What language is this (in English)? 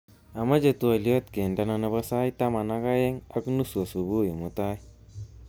Kalenjin